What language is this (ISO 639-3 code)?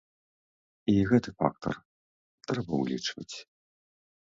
bel